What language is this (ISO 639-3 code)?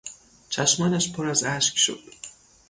fas